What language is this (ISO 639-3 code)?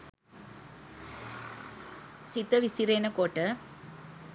sin